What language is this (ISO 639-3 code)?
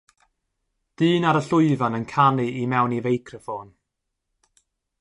cym